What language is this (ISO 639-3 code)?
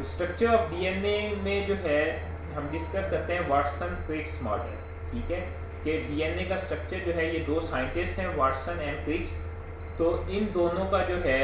hin